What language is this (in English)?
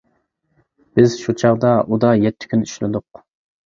Uyghur